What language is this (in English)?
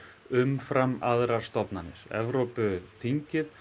Icelandic